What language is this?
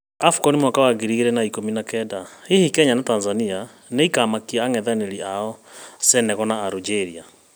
Kikuyu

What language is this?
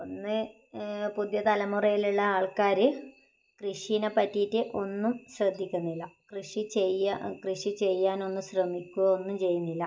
Malayalam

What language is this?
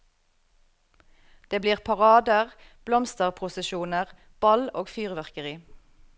Norwegian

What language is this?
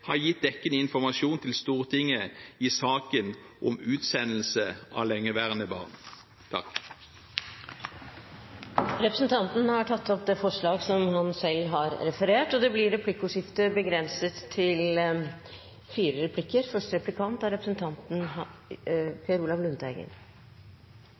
Norwegian Bokmål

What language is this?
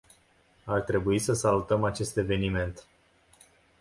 Romanian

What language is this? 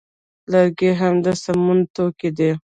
Pashto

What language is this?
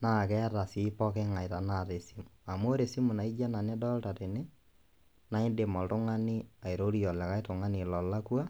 Masai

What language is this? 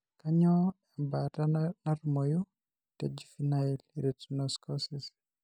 Masai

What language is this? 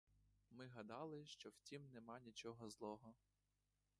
Ukrainian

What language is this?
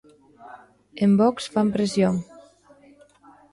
Galician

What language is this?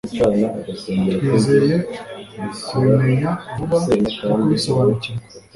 Kinyarwanda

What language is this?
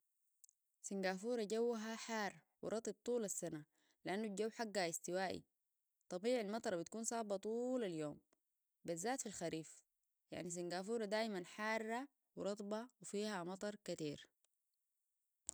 Sudanese Arabic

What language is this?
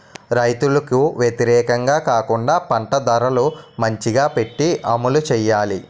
Telugu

